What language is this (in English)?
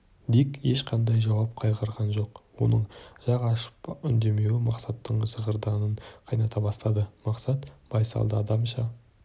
Kazakh